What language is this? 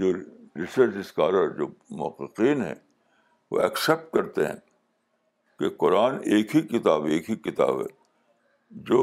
Urdu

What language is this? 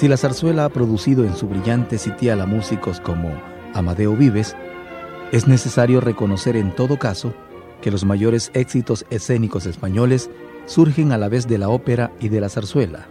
Spanish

